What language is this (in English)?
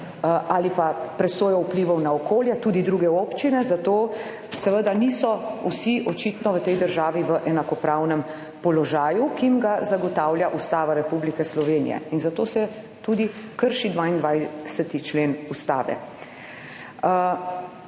Slovenian